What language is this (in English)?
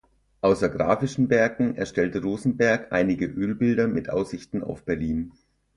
German